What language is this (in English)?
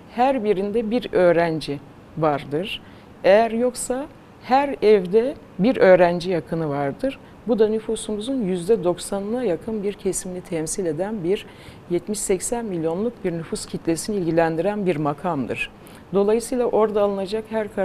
Turkish